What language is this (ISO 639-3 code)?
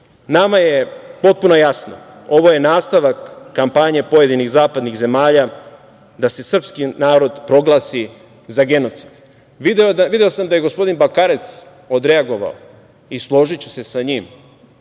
srp